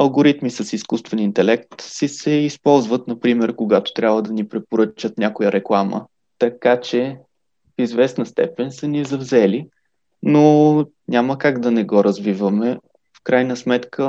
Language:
Bulgarian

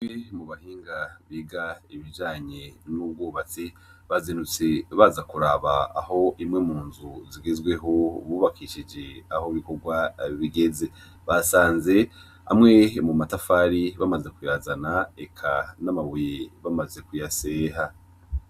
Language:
Rundi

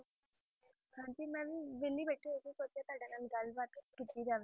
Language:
Punjabi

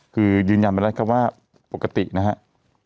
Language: Thai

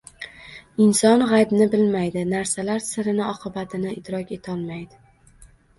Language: Uzbek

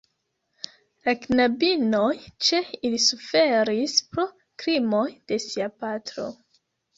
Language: Esperanto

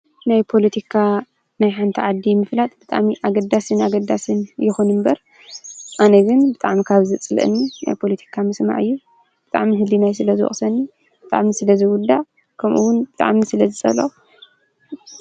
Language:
Tigrinya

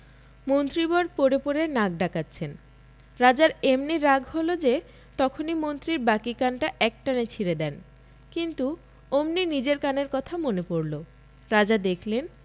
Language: Bangla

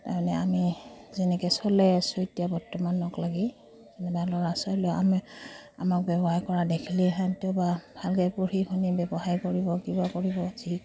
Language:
Assamese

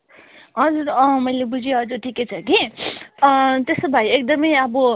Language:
Nepali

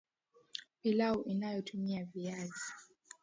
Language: Swahili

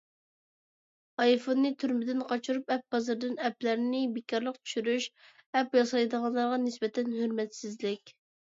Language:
Uyghur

